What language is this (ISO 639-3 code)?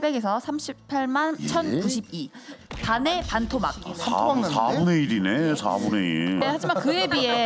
kor